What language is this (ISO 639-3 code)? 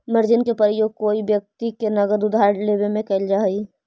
mag